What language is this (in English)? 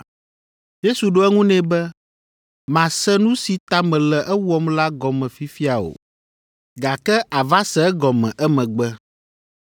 Ewe